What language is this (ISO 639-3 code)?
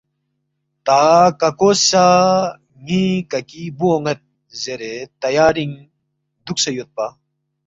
bft